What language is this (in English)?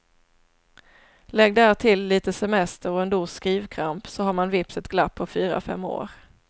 Swedish